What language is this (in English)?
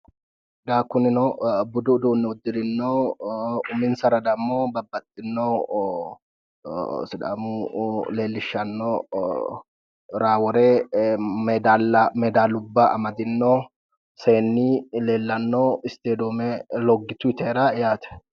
Sidamo